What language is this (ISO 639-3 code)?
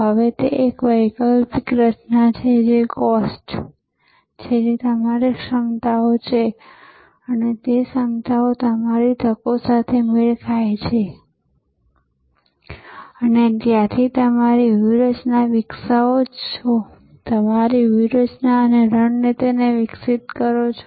guj